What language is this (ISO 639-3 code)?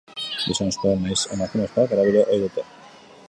eus